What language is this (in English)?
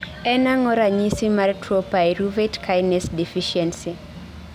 Luo (Kenya and Tanzania)